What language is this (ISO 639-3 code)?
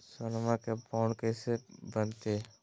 mag